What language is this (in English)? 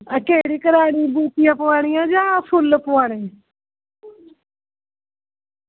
Dogri